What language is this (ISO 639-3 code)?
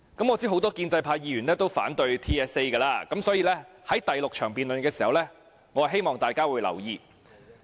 yue